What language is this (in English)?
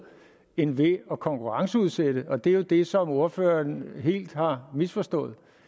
Danish